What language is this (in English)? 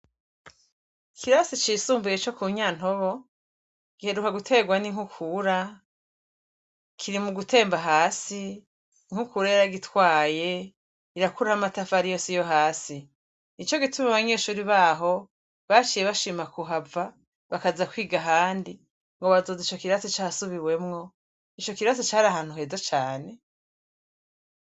Rundi